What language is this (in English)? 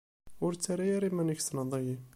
Kabyle